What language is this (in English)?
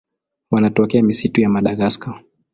Swahili